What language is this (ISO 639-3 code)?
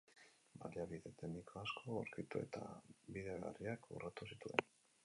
eus